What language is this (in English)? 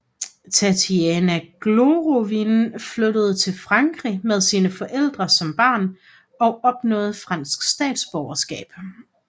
Danish